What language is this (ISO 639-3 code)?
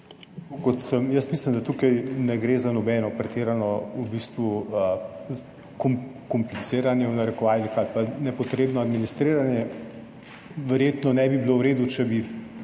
slv